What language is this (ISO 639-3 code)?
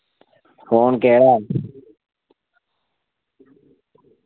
doi